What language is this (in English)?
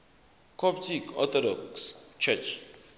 Zulu